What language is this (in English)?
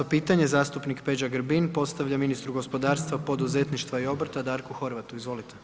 Croatian